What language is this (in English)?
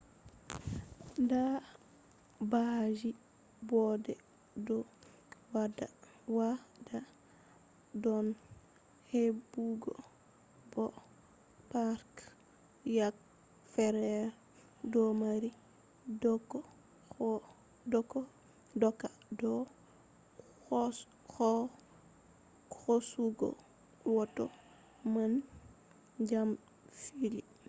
Fula